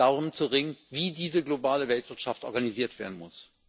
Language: German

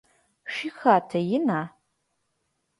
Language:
Adyghe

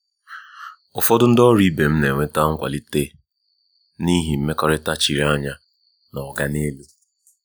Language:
Igbo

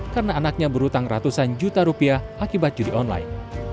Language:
Indonesian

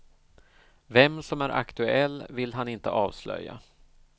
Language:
Swedish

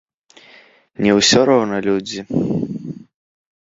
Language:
Belarusian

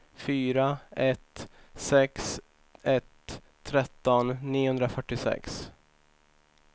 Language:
Swedish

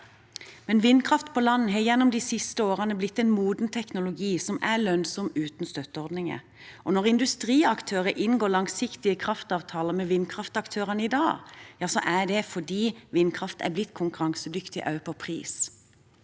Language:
Norwegian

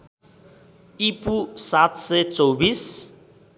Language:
Nepali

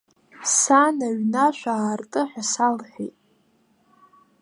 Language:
Abkhazian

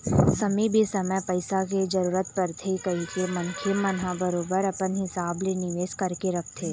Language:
Chhattisgarhi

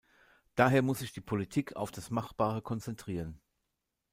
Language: German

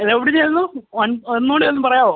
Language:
Malayalam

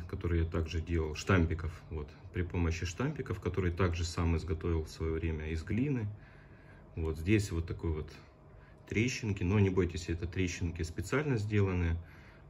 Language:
Russian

